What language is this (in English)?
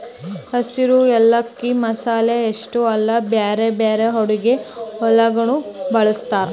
Kannada